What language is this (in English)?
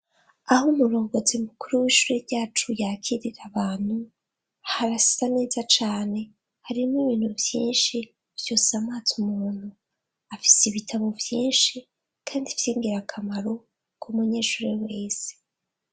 Rundi